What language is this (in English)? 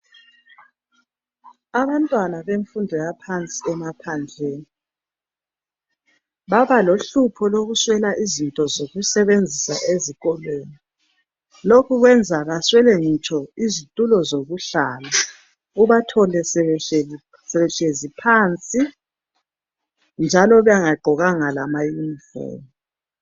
North Ndebele